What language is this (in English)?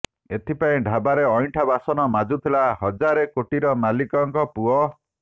Odia